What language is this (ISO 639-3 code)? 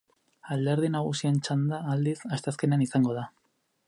eus